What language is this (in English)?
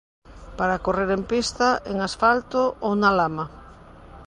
Galician